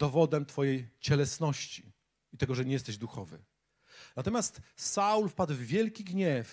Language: Polish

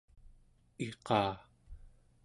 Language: Central Yupik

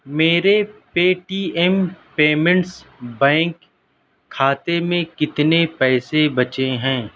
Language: Urdu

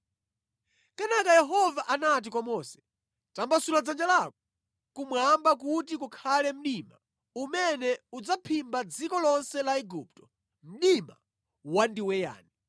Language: Nyanja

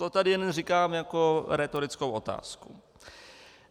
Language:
Czech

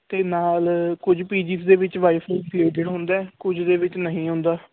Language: Punjabi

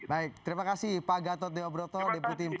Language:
Indonesian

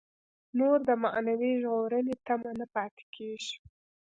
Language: Pashto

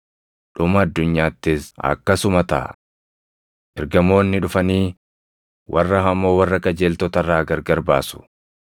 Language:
Oromo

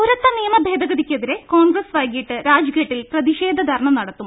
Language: Malayalam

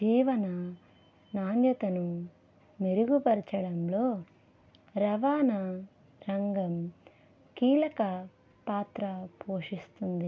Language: Telugu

